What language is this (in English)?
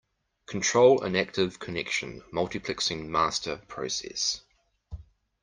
English